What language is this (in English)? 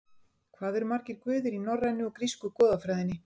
Icelandic